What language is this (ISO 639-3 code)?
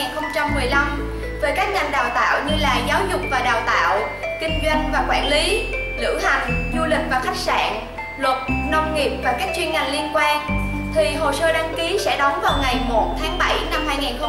vie